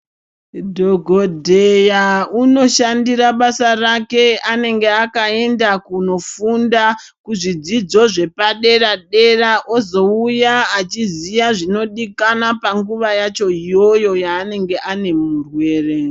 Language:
Ndau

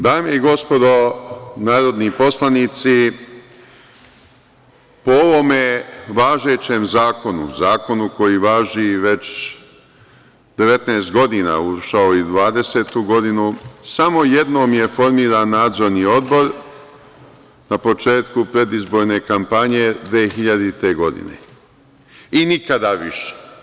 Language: Serbian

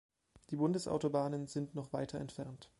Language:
German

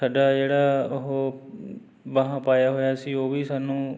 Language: Punjabi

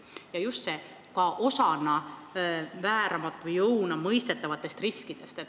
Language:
Estonian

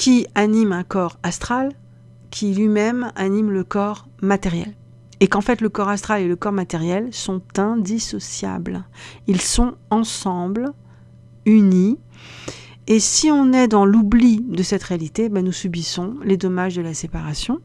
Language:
French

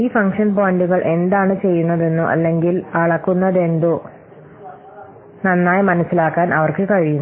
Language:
Malayalam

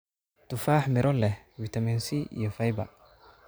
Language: Somali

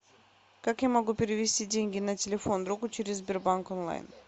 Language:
Russian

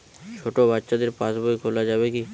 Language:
Bangla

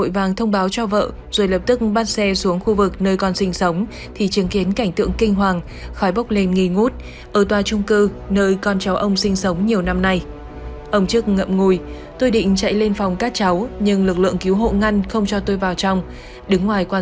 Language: Vietnamese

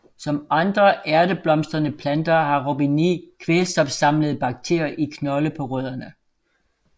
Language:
Danish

